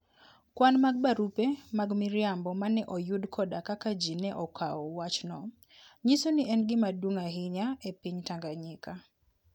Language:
Luo (Kenya and Tanzania)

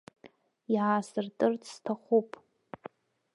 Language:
Abkhazian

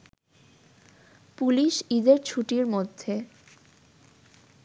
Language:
Bangla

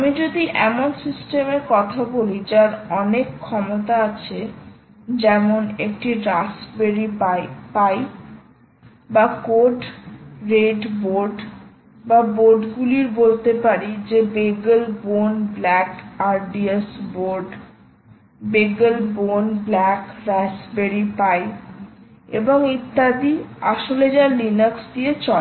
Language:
Bangla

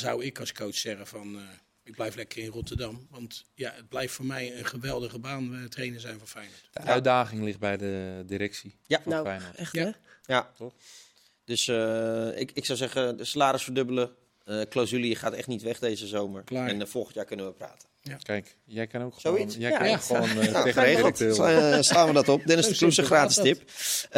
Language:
Dutch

